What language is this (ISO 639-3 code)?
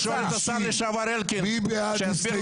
heb